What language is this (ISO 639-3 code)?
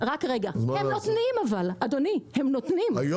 heb